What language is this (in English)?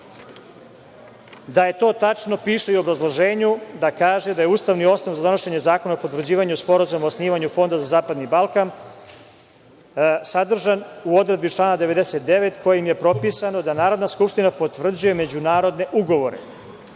Serbian